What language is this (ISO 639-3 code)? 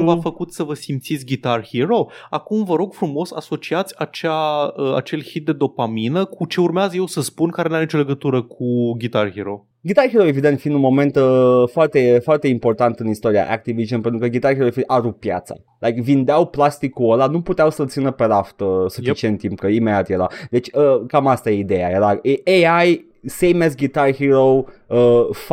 ron